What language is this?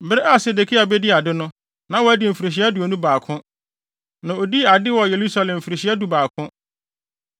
Akan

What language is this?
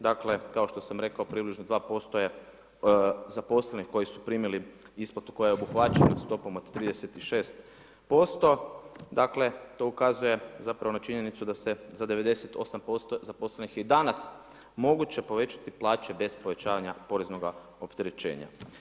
Croatian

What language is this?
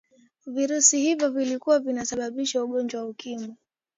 Swahili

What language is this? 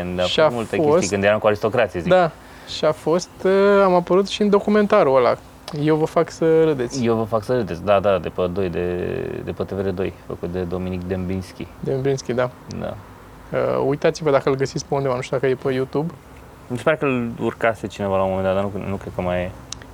Romanian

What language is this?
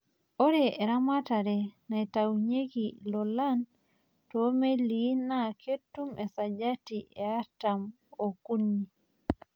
Masai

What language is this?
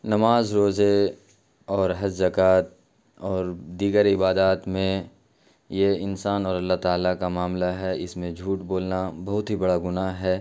Urdu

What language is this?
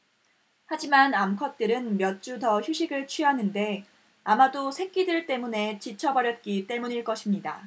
Korean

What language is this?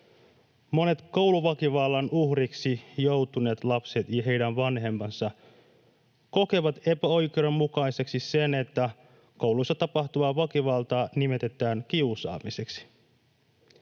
Finnish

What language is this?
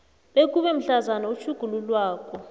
South Ndebele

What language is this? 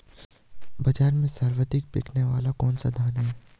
Hindi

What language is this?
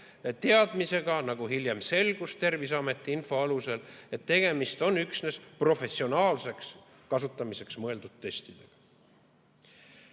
Estonian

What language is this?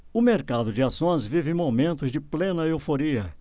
Portuguese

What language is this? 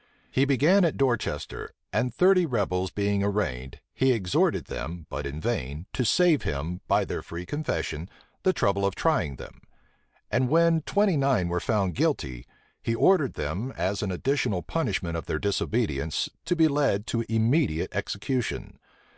English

